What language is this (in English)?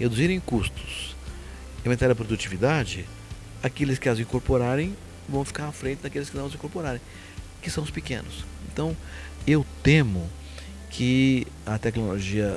Portuguese